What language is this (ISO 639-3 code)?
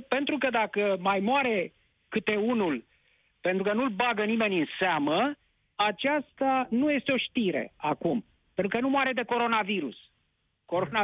ron